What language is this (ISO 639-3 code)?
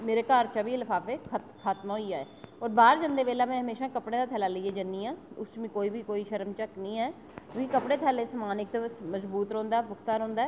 doi